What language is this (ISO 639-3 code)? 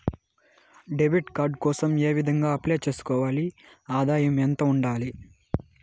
tel